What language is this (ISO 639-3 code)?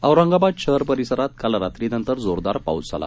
mar